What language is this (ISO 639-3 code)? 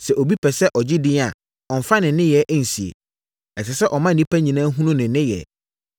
aka